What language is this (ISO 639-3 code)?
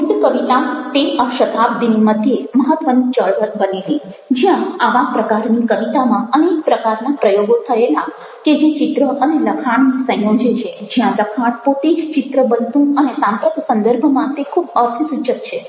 guj